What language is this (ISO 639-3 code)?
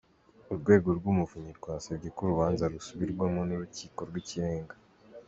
kin